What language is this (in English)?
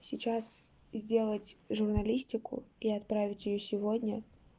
Russian